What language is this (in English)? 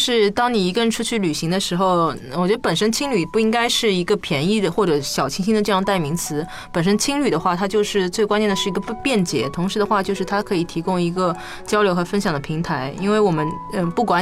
Chinese